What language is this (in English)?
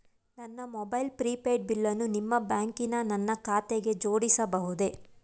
Kannada